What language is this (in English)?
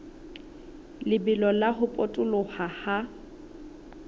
Southern Sotho